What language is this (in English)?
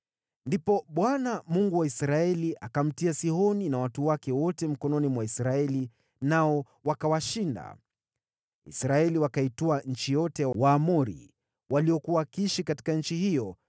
Swahili